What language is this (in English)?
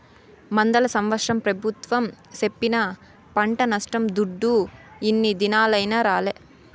Telugu